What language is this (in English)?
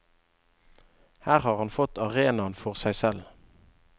Norwegian